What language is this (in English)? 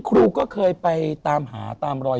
Thai